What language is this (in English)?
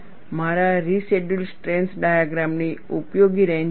Gujarati